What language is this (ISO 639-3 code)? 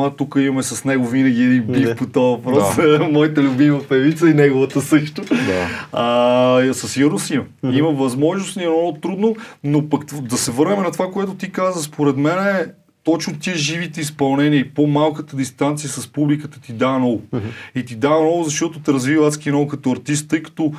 bul